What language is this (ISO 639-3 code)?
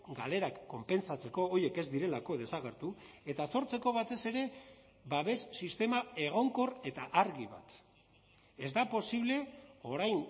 eus